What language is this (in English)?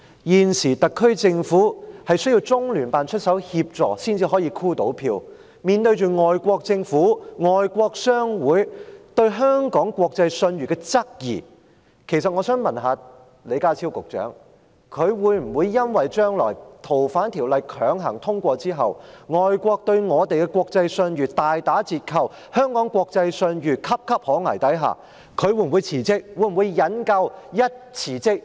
Cantonese